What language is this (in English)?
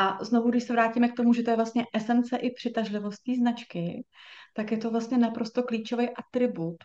Czech